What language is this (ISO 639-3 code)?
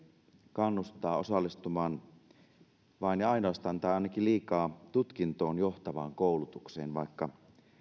fin